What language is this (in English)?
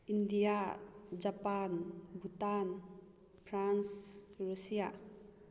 Manipuri